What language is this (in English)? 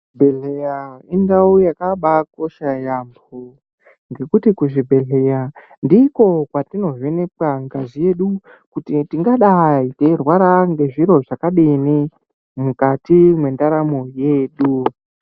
Ndau